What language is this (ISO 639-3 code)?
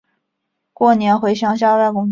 zho